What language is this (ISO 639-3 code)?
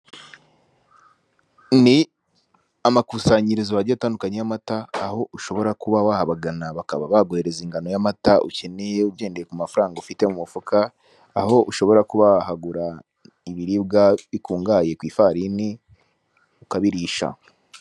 kin